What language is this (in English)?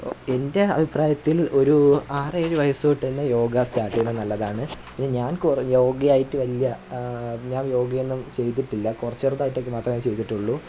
Malayalam